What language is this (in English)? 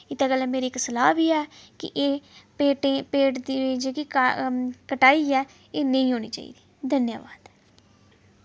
Dogri